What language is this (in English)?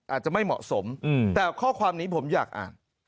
Thai